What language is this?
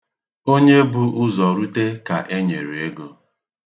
Igbo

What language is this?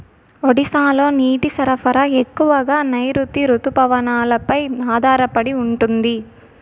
Telugu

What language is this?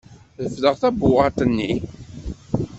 Kabyle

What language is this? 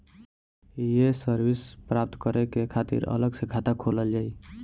Bhojpuri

